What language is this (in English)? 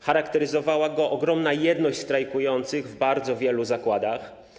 Polish